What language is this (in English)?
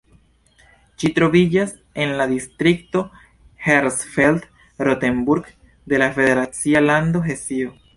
Esperanto